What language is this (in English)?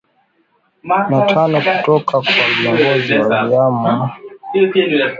Swahili